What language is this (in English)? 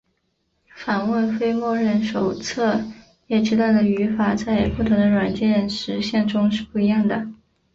Chinese